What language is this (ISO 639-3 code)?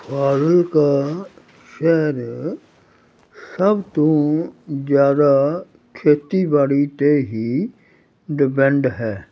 pan